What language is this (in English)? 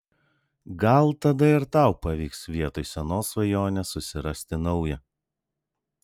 Lithuanian